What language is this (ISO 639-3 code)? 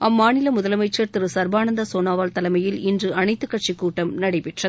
tam